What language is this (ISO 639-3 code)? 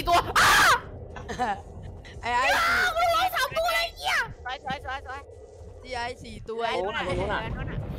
tha